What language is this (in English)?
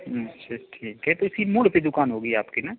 Hindi